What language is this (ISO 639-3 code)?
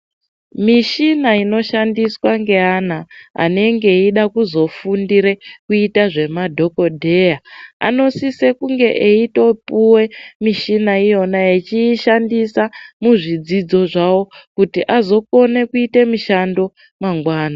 ndc